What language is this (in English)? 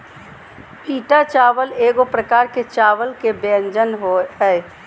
Magahi